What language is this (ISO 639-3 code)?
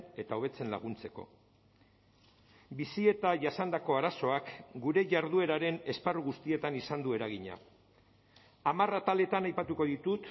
eus